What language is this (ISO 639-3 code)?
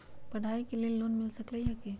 mag